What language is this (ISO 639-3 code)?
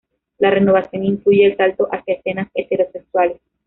spa